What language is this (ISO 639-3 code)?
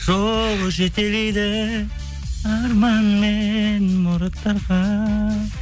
kaz